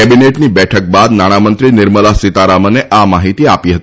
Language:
Gujarati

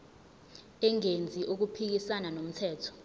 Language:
Zulu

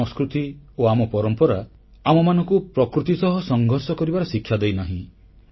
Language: Odia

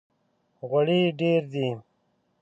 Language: Pashto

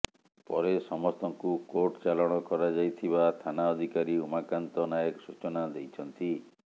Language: Odia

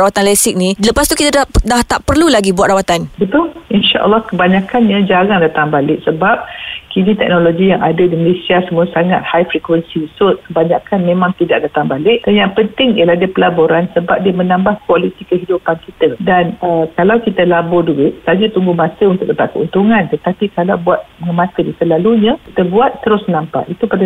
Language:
Malay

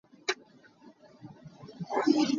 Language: Hakha Chin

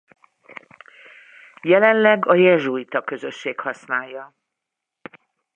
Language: Hungarian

